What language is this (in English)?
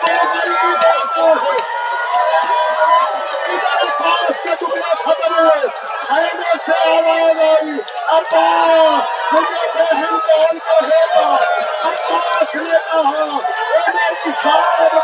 Urdu